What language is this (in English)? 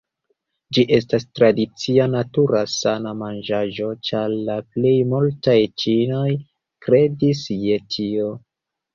Esperanto